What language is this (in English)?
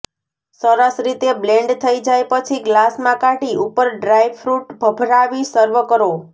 Gujarati